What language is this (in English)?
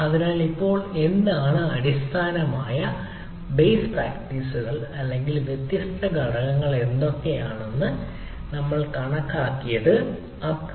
Malayalam